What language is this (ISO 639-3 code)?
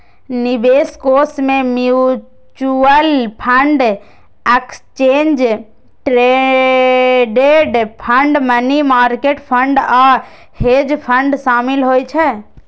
mai